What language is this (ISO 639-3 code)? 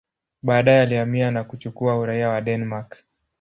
swa